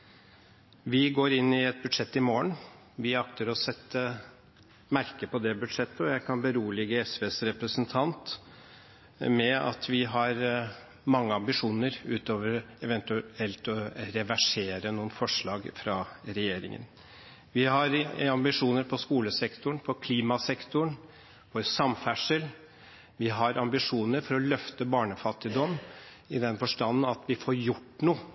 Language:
Norwegian Bokmål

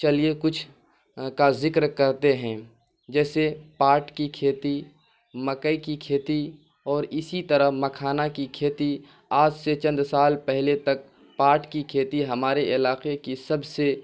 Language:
Urdu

